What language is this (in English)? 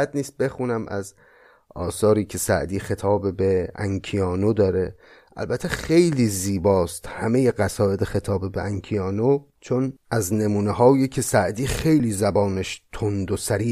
Persian